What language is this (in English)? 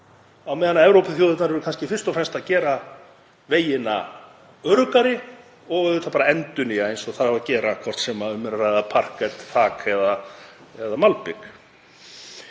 Icelandic